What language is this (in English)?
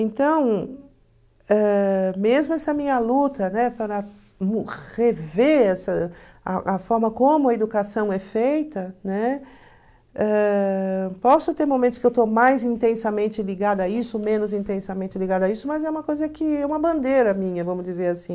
Portuguese